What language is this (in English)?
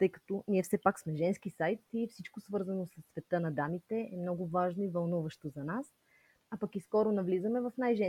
Bulgarian